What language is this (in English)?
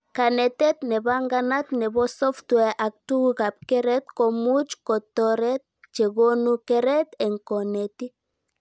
Kalenjin